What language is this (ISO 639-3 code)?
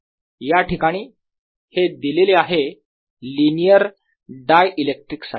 mar